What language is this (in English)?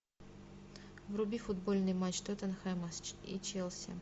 Russian